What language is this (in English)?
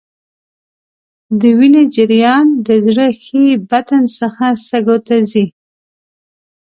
Pashto